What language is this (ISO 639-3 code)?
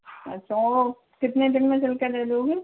hin